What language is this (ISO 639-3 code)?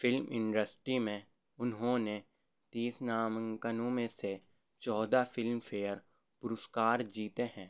urd